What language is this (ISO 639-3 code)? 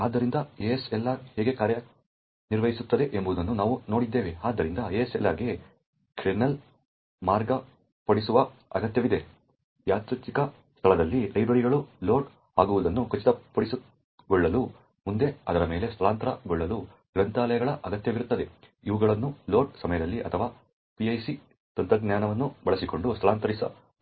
kan